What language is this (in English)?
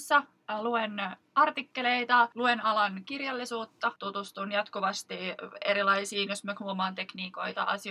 Finnish